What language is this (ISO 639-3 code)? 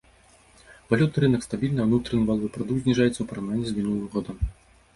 bel